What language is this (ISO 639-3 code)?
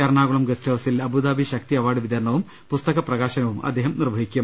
mal